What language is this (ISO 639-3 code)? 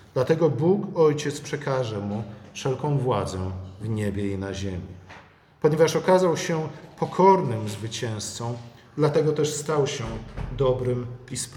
pol